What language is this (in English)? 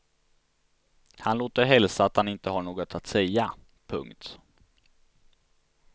Swedish